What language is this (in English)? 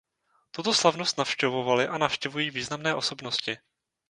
Czech